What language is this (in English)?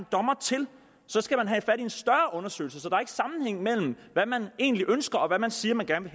Danish